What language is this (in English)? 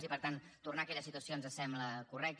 Catalan